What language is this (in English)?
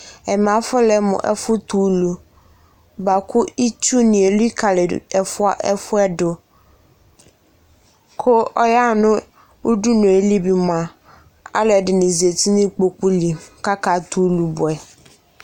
Ikposo